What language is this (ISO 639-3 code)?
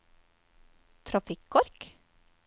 nor